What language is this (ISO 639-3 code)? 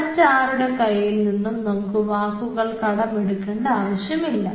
mal